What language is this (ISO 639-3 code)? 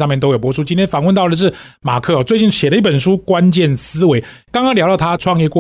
zho